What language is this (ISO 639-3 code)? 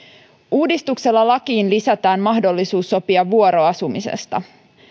fin